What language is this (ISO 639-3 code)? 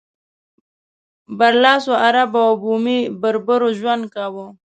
pus